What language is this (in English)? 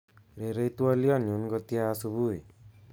Kalenjin